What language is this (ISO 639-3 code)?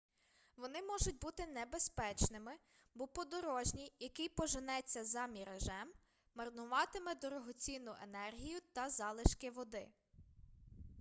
ukr